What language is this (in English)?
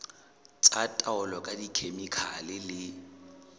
Southern Sotho